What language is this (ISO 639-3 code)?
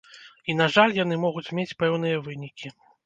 bel